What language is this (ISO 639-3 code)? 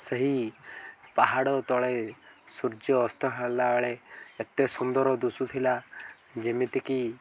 ori